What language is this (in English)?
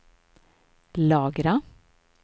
Swedish